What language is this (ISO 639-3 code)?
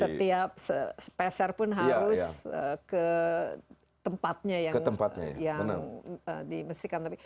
ind